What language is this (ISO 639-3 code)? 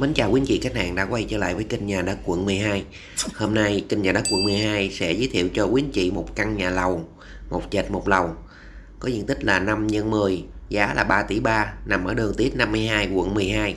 vie